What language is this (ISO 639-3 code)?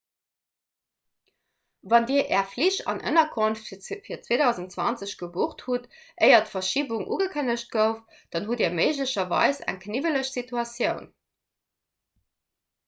ltz